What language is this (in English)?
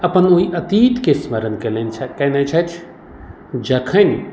Maithili